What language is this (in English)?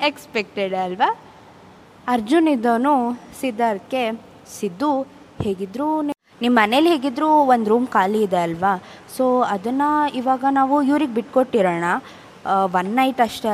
Kannada